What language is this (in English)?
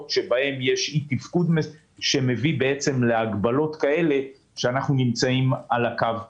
Hebrew